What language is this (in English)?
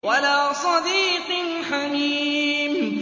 Arabic